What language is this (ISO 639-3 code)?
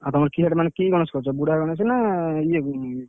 ori